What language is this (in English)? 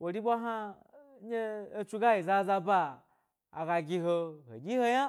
Gbari